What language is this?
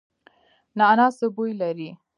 Pashto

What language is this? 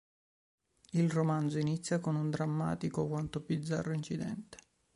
Italian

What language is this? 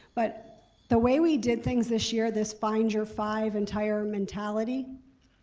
English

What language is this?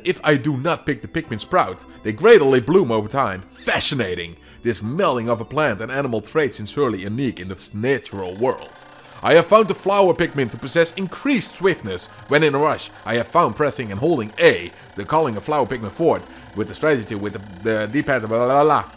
Dutch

